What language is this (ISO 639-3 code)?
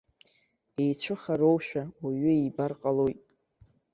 abk